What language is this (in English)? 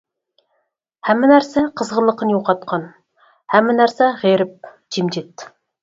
Uyghur